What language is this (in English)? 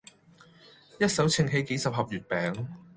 Cantonese